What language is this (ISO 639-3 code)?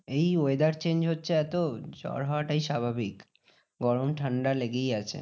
ben